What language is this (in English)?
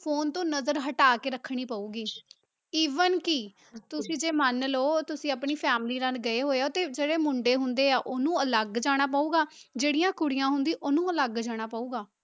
Punjabi